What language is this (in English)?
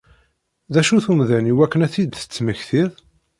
Kabyle